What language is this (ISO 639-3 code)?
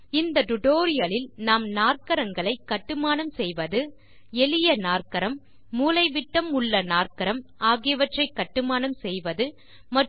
tam